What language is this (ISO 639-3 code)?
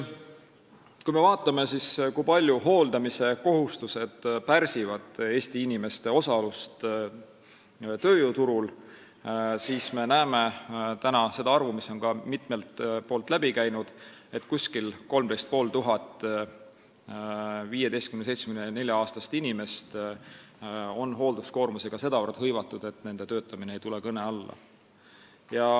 est